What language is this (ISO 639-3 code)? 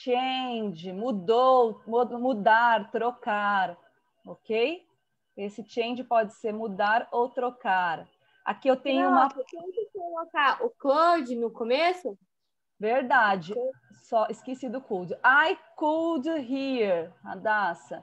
por